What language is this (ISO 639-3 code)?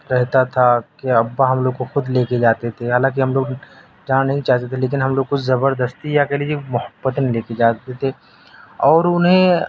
urd